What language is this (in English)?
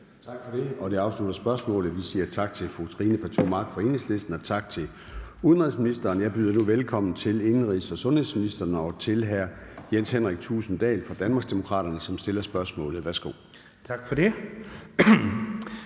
Danish